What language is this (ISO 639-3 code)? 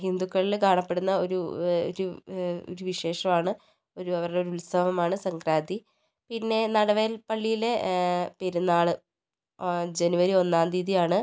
mal